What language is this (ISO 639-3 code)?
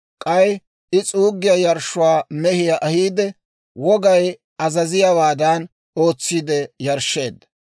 dwr